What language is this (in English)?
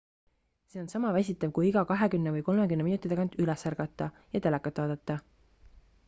Estonian